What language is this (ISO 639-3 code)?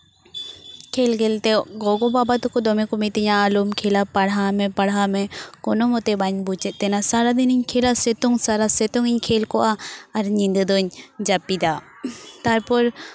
sat